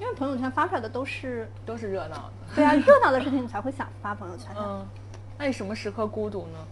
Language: Chinese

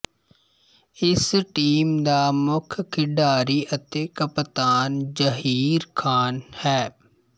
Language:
Punjabi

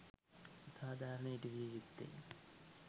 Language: Sinhala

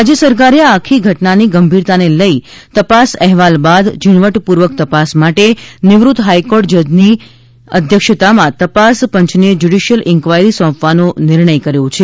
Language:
Gujarati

